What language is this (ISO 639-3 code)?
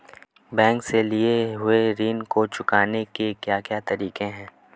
hin